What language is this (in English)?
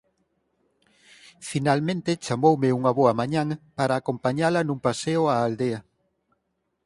Galician